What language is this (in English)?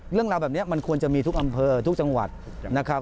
Thai